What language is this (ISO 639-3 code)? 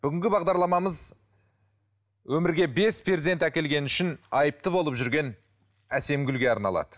kaz